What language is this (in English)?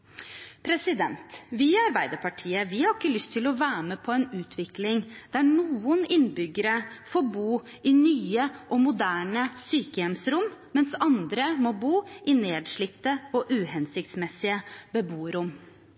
Norwegian Bokmål